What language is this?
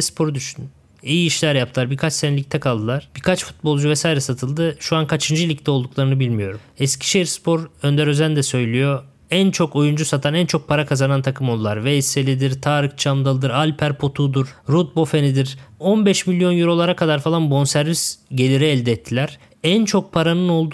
Turkish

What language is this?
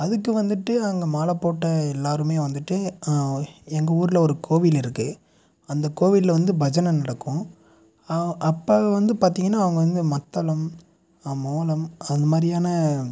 Tamil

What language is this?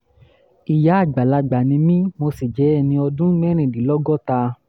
Yoruba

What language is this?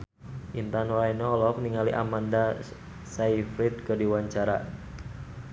Sundanese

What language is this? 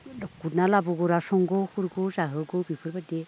Bodo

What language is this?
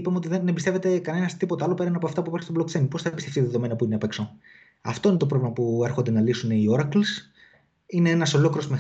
Greek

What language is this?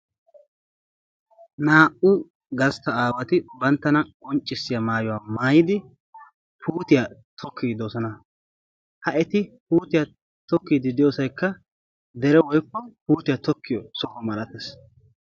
Wolaytta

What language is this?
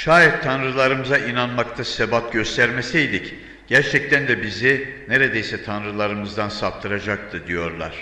Turkish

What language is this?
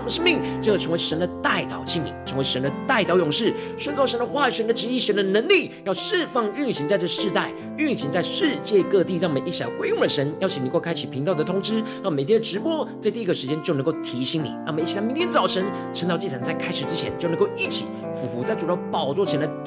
Chinese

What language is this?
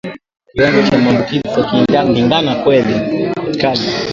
Swahili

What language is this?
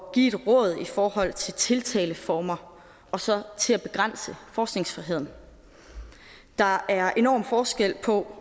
Danish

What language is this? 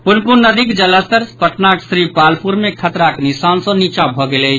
Maithili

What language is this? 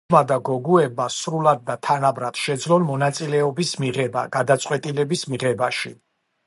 Georgian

